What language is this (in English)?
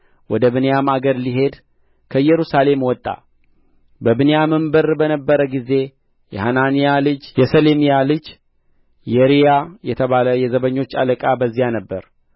Amharic